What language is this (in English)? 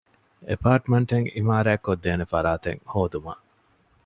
Divehi